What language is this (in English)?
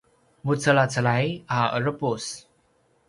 Paiwan